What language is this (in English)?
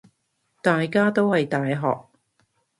Cantonese